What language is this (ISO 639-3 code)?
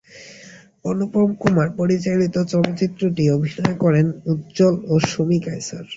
ben